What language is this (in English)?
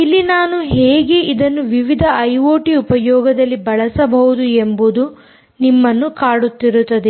Kannada